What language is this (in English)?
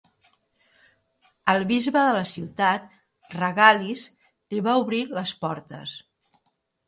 Catalan